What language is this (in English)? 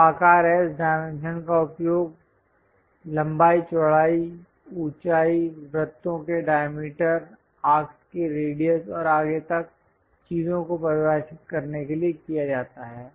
Hindi